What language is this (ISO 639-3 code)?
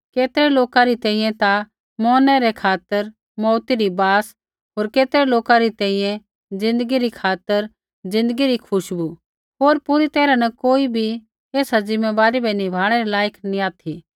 kfx